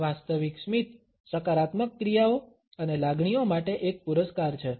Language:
Gujarati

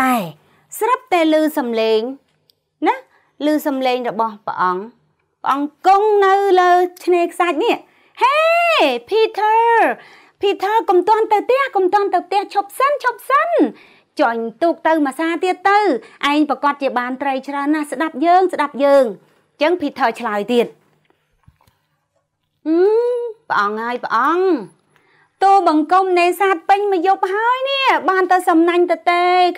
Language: Thai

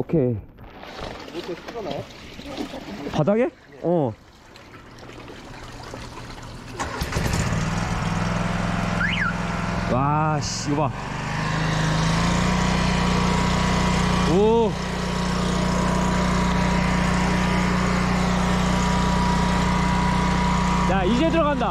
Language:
Korean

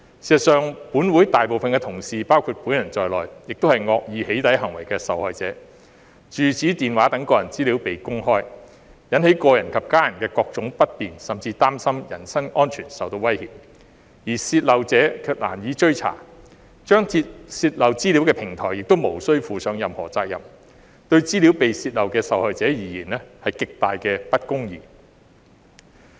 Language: Cantonese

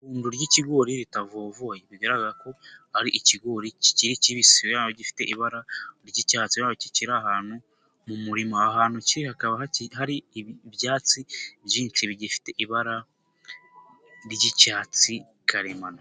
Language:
Kinyarwanda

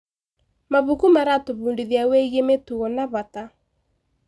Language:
Kikuyu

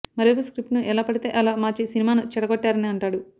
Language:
Telugu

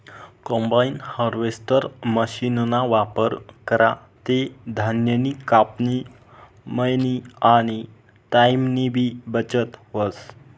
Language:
Marathi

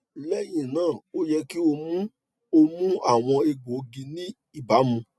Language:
Yoruba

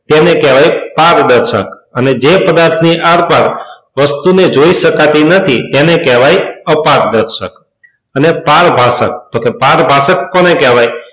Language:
Gujarati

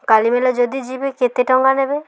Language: Odia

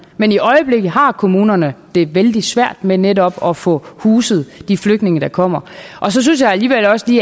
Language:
Danish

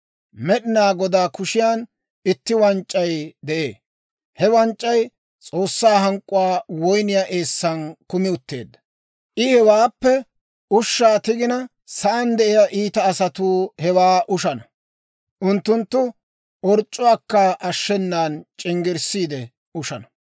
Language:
Dawro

